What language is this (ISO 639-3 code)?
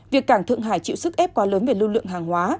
vie